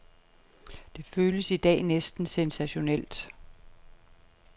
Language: Danish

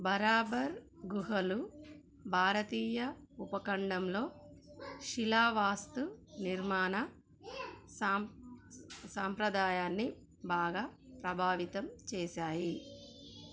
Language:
Telugu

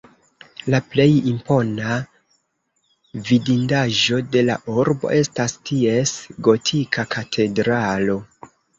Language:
Esperanto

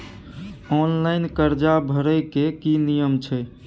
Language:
Maithili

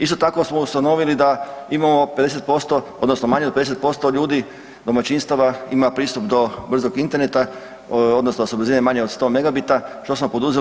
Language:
Croatian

